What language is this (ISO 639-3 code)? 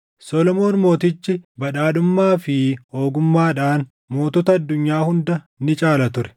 orm